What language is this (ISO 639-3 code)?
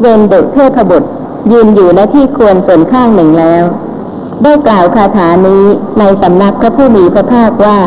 tha